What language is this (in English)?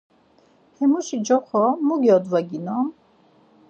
Laz